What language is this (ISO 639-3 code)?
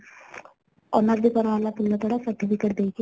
ori